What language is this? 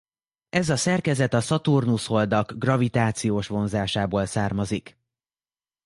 Hungarian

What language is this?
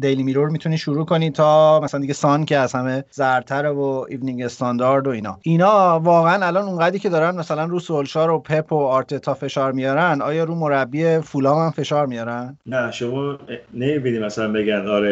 Persian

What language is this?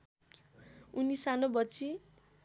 Nepali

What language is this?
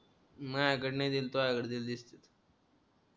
Marathi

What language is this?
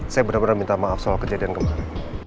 Indonesian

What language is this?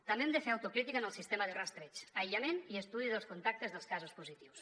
Catalan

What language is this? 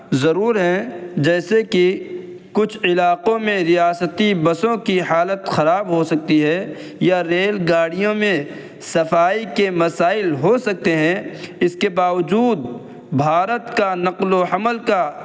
Urdu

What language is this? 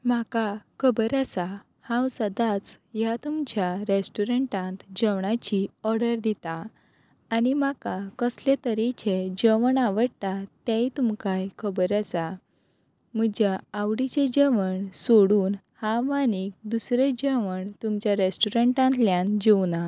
Konkani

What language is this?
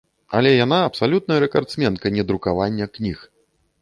Belarusian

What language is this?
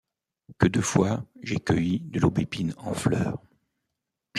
French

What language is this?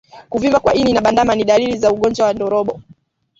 Swahili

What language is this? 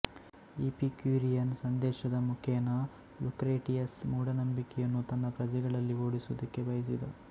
Kannada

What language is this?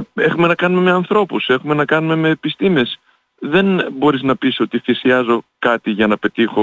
Greek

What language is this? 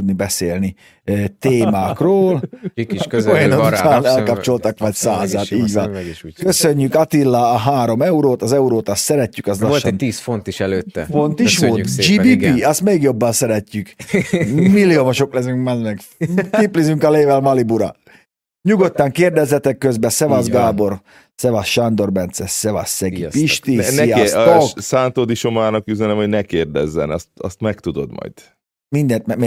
Hungarian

